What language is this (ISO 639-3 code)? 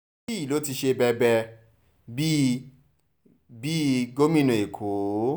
yor